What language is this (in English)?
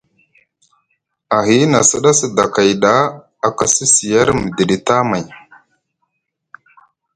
Musgu